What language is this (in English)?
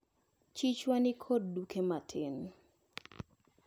Luo (Kenya and Tanzania)